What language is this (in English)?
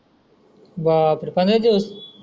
Marathi